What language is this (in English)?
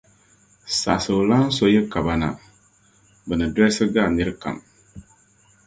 Dagbani